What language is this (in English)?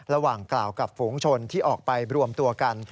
Thai